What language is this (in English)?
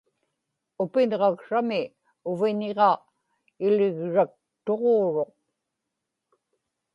Inupiaq